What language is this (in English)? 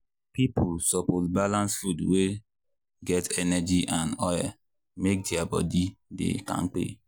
Nigerian Pidgin